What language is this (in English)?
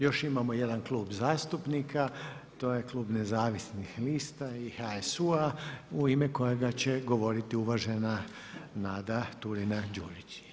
Croatian